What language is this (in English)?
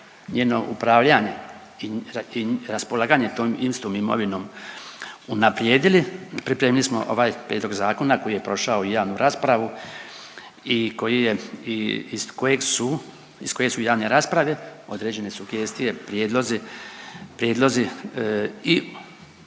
Croatian